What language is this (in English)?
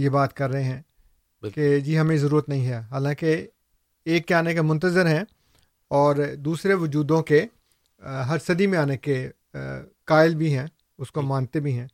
Urdu